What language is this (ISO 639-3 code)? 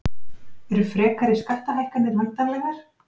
isl